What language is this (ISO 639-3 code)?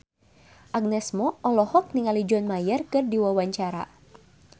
sun